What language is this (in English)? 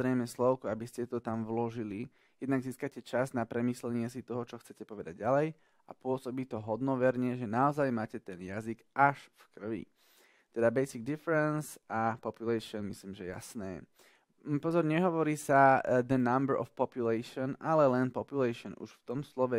Slovak